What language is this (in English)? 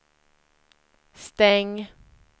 Swedish